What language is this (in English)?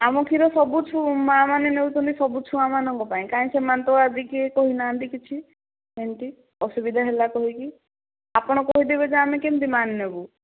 Odia